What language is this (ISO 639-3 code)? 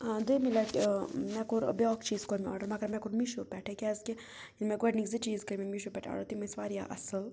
kas